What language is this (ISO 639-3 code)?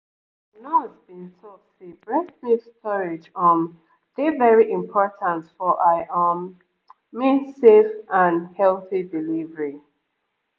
pcm